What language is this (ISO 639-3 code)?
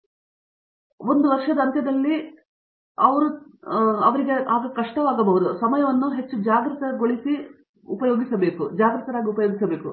kan